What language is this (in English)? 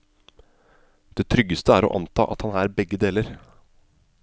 Norwegian